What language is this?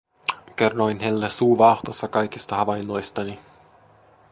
Finnish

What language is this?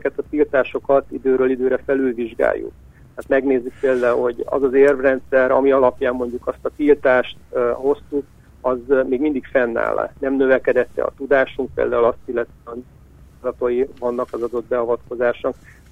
Hungarian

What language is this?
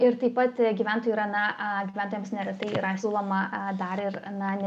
Lithuanian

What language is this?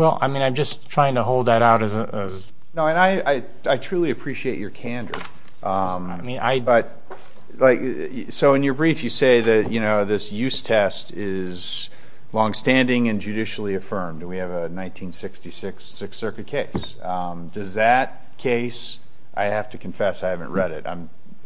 English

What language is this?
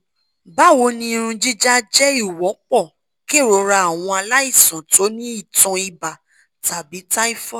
Yoruba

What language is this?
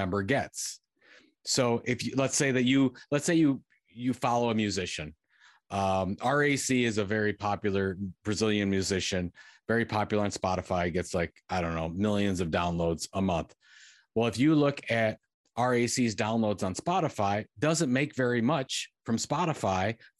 English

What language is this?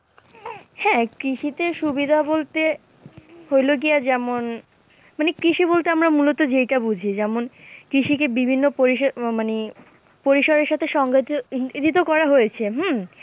Bangla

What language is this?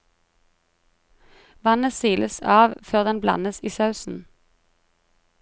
Norwegian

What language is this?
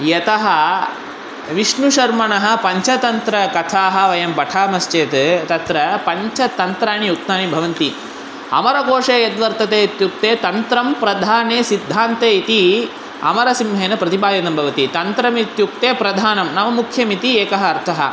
Sanskrit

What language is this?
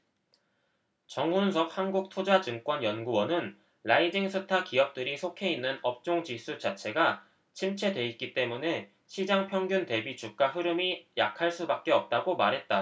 Korean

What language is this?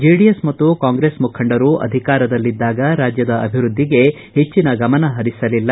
Kannada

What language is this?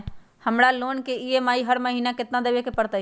Magahi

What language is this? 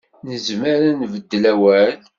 Kabyle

